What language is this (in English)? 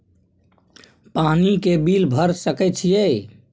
Maithili